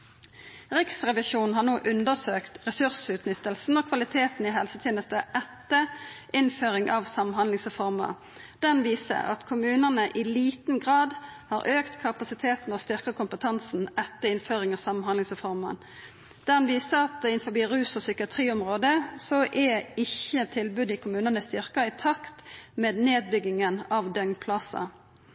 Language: Norwegian Nynorsk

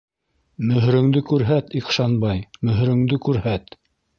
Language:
Bashkir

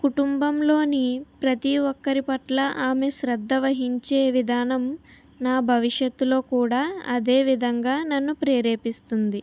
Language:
Telugu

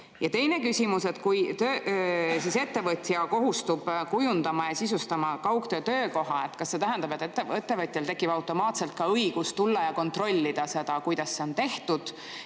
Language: Estonian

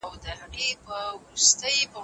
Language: Pashto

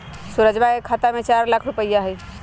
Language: Magahi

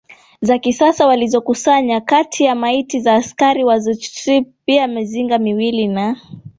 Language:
Swahili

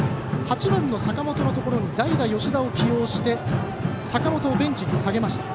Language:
Japanese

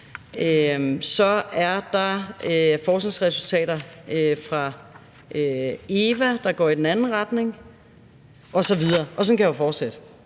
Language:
Danish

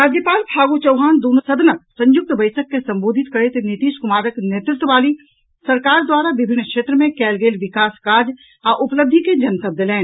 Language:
Maithili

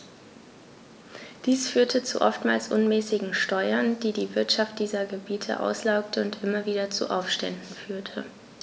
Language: German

